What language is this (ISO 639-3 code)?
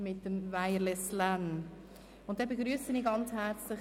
gsw